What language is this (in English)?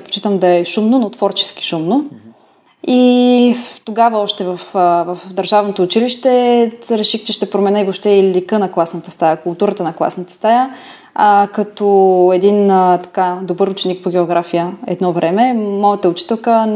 Bulgarian